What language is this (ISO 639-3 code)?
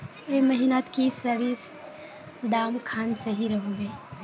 mag